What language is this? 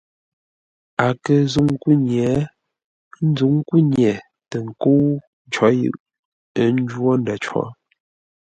Ngombale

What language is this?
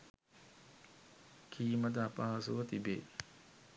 Sinhala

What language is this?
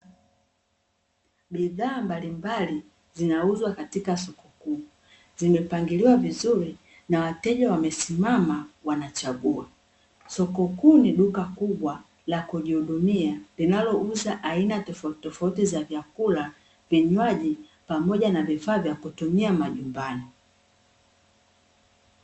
Swahili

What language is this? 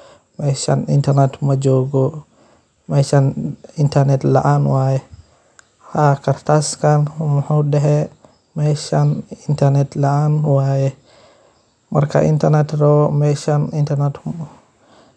Somali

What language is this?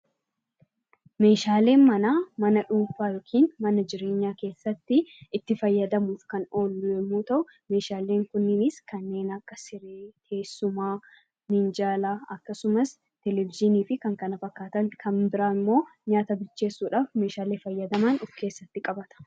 Oromo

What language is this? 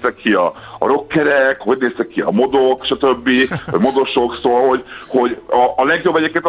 Hungarian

